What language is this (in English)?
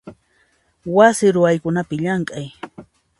Puno Quechua